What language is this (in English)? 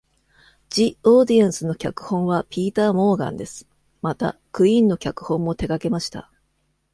Japanese